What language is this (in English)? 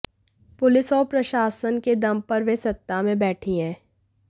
Hindi